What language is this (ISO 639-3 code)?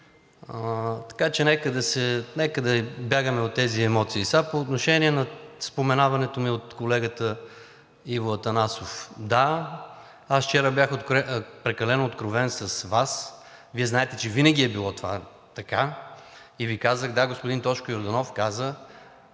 bul